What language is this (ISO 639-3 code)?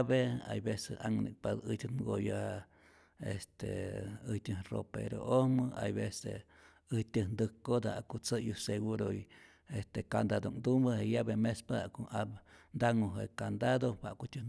zor